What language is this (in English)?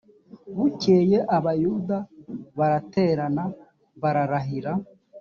Kinyarwanda